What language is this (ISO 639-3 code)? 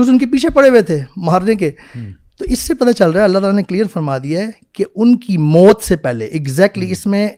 urd